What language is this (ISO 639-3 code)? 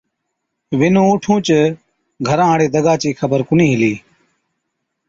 odk